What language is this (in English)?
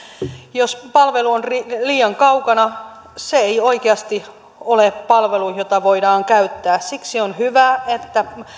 Finnish